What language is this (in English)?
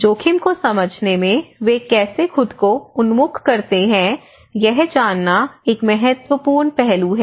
Hindi